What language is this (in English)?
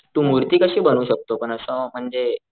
Marathi